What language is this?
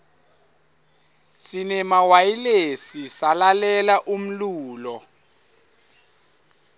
Swati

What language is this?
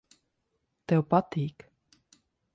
Latvian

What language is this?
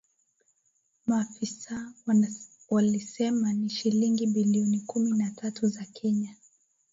Swahili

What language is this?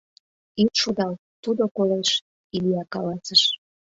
Mari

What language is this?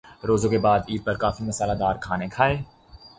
Urdu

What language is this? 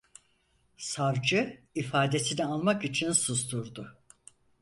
Turkish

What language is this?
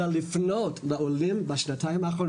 Hebrew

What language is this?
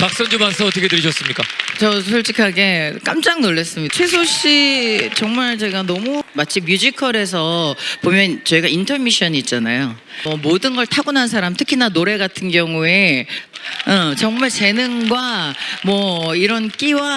Korean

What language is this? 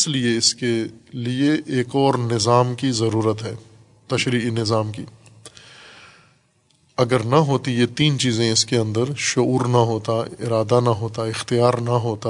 Urdu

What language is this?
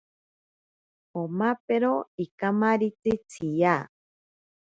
Ashéninka Perené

